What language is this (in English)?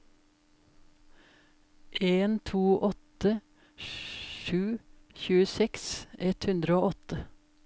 Norwegian